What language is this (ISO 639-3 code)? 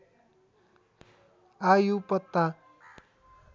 nep